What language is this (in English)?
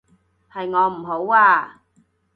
Cantonese